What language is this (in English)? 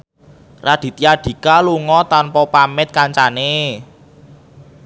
Javanese